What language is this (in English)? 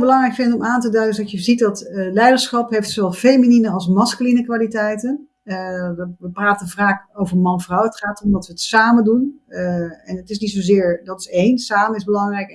Dutch